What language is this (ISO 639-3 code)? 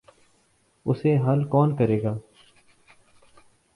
urd